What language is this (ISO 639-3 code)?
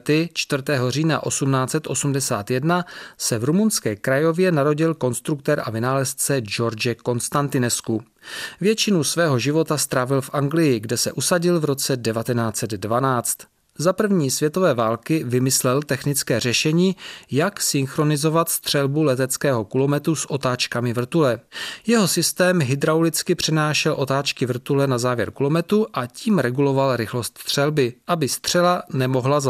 ces